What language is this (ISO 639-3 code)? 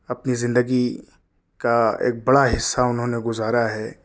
urd